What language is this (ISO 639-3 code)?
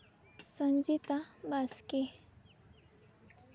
sat